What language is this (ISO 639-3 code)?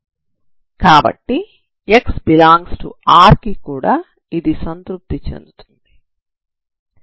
tel